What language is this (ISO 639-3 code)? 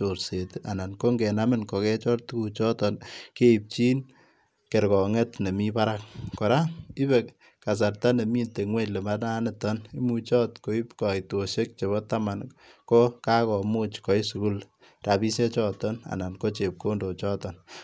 kln